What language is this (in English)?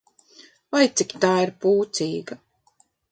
Latvian